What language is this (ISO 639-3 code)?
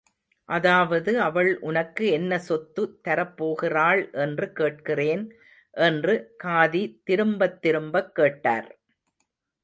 tam